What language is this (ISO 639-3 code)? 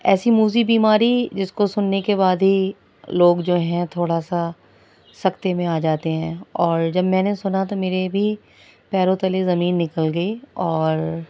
urd